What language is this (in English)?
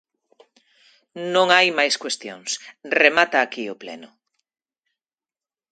Galician